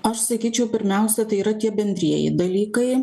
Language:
Lithuanian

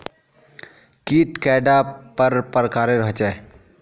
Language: Magahi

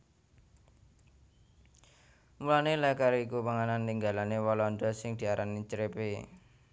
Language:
Javanese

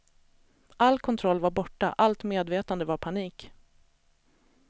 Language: Swedish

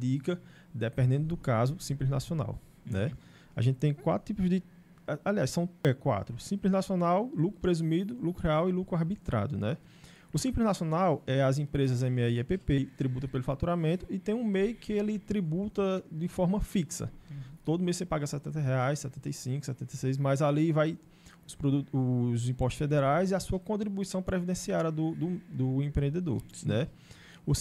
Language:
Portuguese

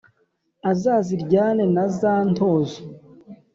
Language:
Kinyarwanda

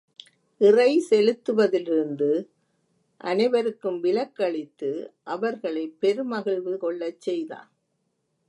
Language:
Tamil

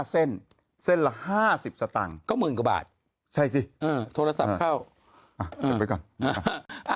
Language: Thai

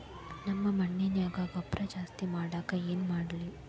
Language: Kannada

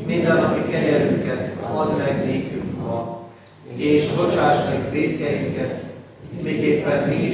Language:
Hungarian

